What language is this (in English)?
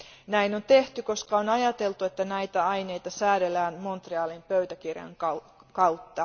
Finnish